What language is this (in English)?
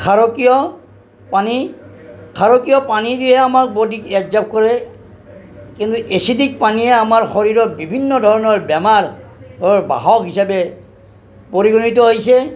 Assamese